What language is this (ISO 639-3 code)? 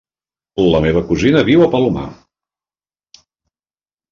cat